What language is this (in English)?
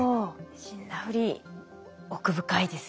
Japanese